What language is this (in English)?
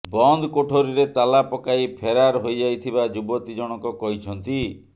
Odia